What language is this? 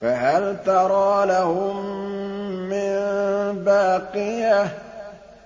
Arabic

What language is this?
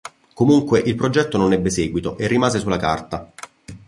Italian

